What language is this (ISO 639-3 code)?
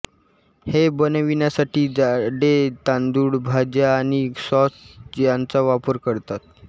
mar